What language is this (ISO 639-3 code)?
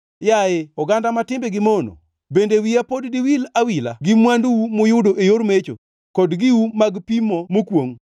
luo